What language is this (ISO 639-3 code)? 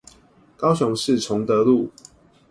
zho